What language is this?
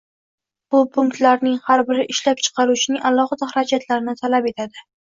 Uzbek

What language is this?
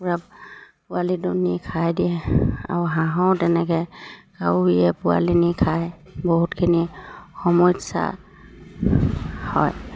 Assamese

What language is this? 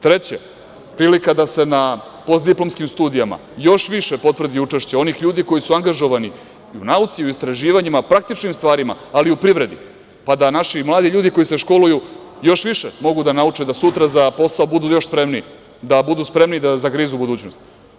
Serbian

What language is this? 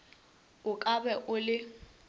Northern Sotho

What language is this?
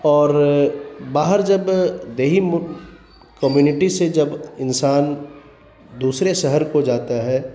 Urdu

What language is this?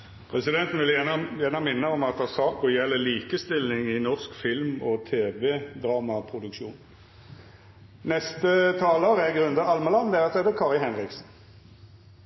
Norwegian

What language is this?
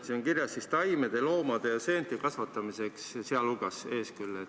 Estonian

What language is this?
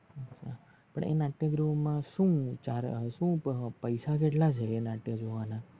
Gujarati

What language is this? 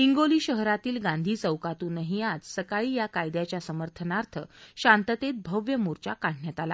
Marathi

